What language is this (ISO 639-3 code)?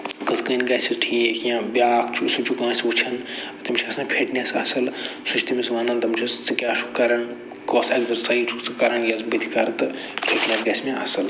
kas